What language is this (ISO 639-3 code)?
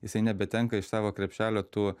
lit